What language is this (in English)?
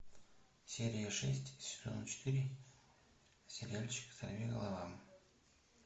Russian